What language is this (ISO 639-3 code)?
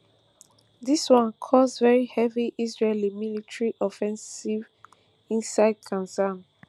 pcm